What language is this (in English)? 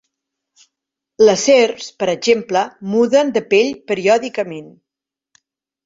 Catalan